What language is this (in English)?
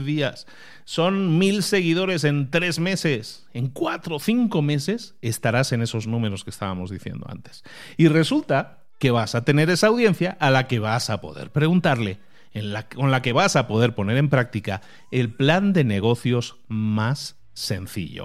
Spanish